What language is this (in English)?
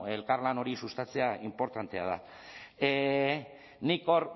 Basque